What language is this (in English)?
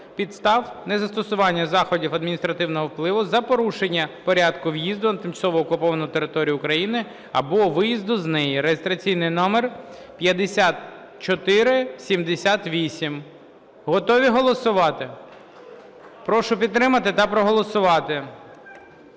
Ukrainian